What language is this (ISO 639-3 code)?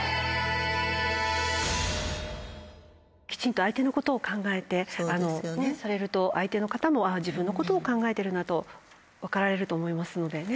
jpn